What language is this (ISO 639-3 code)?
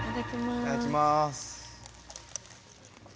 jpn